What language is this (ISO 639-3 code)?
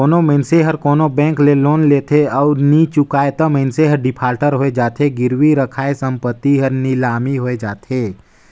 hne